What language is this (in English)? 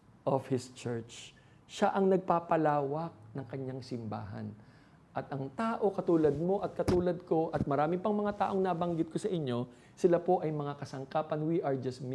Filipino